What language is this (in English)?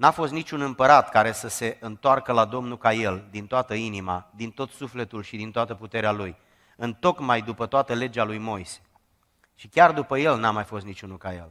Romanian